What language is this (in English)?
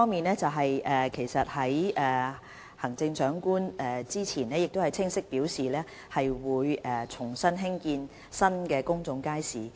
Cantonese